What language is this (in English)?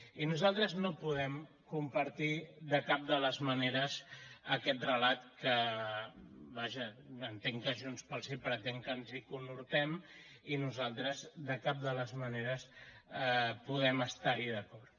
Catalan